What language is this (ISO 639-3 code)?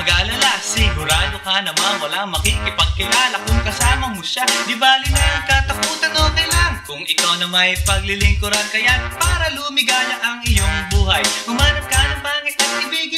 fil